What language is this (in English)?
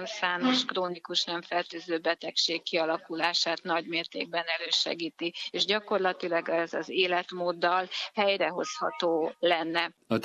Hungarian